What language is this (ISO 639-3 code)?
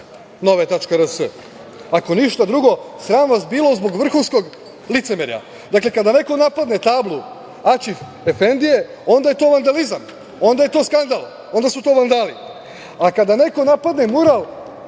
srp